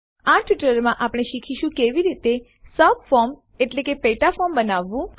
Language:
Gujarati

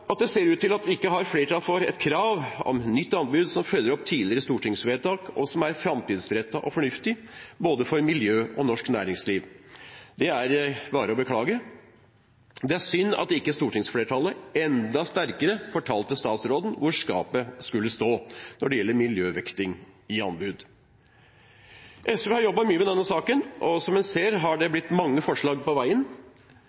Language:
Norwegian Bokmål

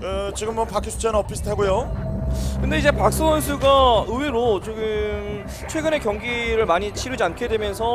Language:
Korean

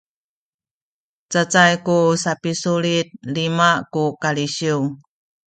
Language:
Sakizaya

